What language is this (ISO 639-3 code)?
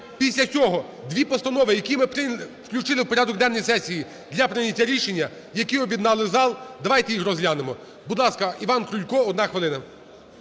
ukr